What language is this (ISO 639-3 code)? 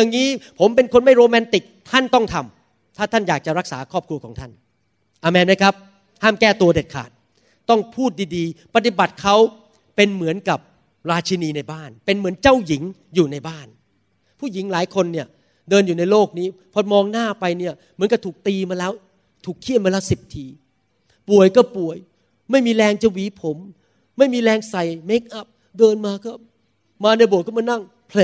tha